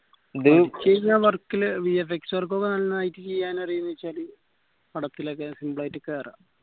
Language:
Malayalam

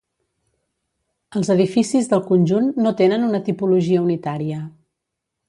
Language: Catalan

